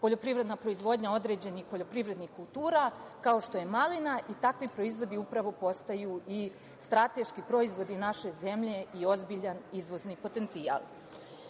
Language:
Serbian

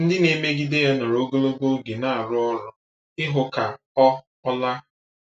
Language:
Igbo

